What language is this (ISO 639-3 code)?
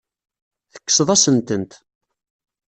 kab